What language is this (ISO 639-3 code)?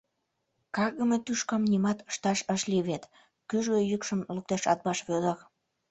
chm